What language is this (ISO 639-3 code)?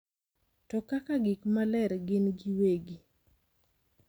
luo